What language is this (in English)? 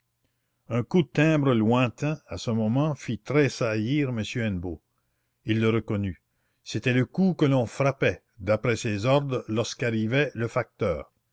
French